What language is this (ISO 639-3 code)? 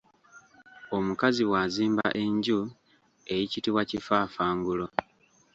lug